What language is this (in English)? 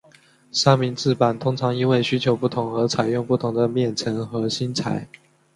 Chinese